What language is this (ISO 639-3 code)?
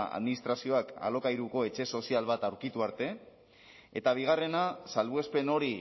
eus